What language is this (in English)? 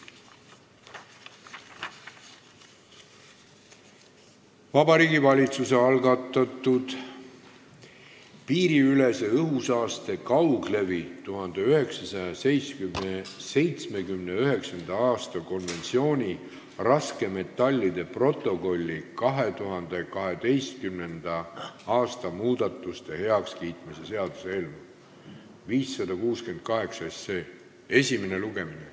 Estonian